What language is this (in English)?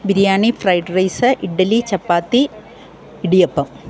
Malayalam